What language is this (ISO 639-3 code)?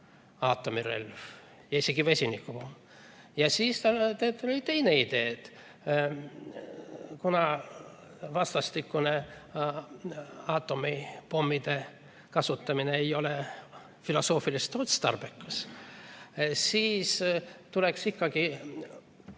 est